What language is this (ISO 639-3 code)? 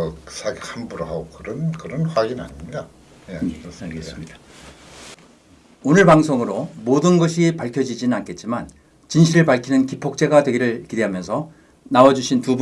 kor